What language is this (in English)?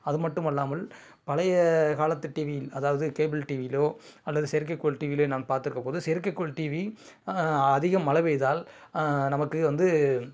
Tamil